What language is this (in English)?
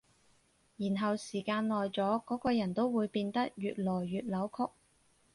Cantonese